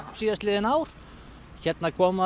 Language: Icelandic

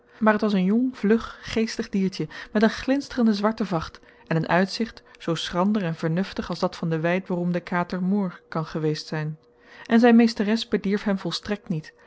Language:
Dutch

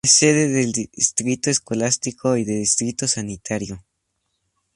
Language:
Spanish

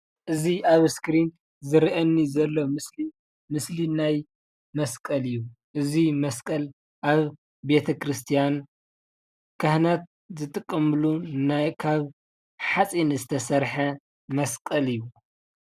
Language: Tigrinya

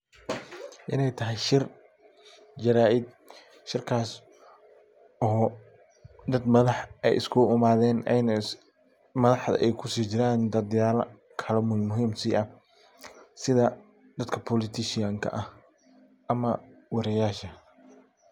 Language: Somali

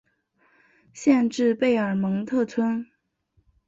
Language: Chinese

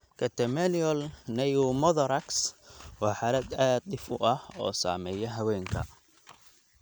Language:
Somali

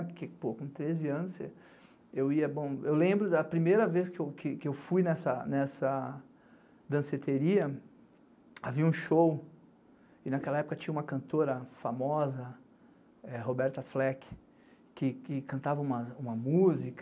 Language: Portuguese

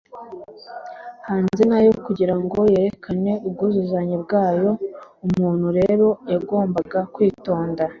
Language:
Kinyarwanda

